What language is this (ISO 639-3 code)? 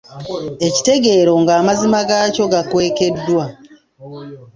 lug